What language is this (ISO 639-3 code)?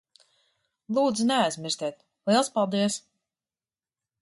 lav